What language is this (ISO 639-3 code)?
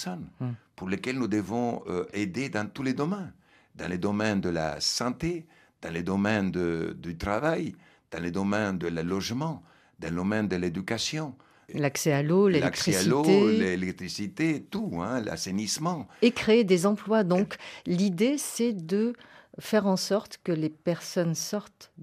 fra